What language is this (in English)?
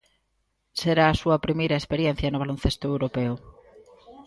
Galician